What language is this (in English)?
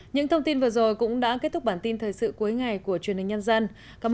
Vietnamese